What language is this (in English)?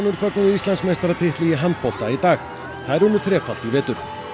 Icelandic